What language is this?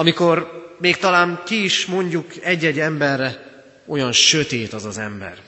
Hungarian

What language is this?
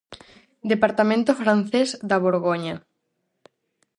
Galician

